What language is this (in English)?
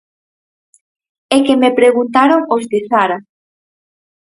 Galician